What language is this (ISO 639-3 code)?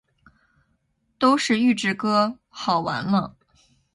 zho